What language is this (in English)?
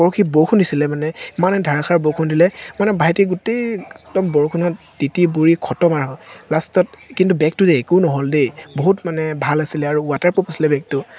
Assamese